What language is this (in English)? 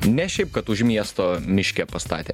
Lithuanian